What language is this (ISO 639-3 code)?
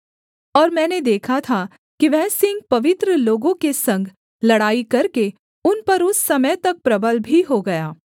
hin